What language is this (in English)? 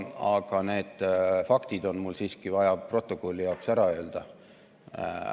Estonian